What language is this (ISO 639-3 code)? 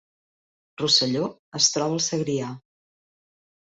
cat